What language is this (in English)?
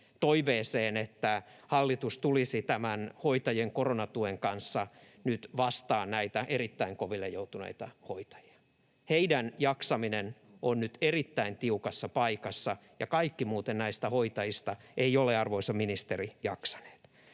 Finnish